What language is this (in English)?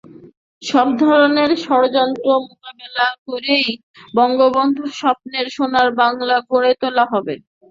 Bangla